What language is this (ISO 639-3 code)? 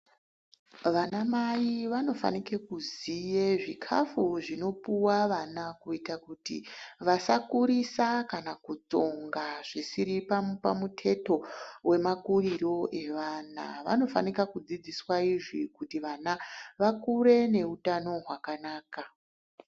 ndc